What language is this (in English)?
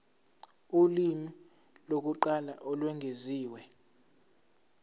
Zulu